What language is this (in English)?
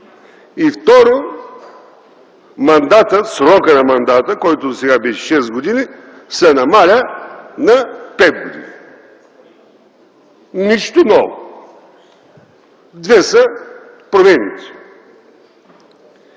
Bulgarian